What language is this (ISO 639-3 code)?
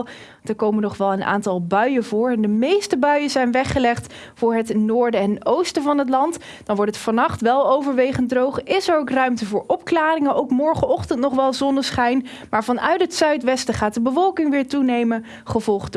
nld